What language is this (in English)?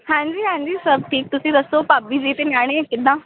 Punjabi